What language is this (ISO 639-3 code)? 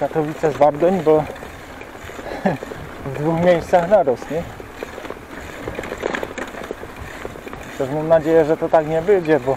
pol